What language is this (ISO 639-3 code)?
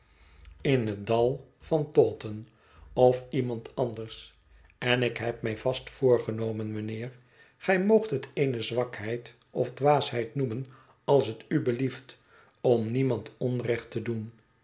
nld